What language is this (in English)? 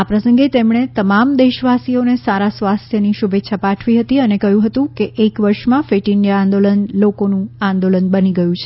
Gujarati